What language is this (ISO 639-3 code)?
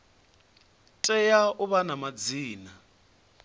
ven